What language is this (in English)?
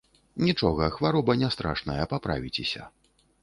Belarusian